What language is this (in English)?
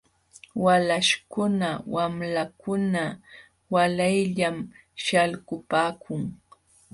Jauja Wanca Quechua